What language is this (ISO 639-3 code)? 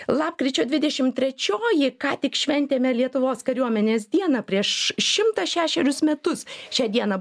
lit